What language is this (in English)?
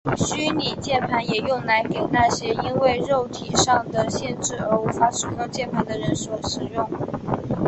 Chinese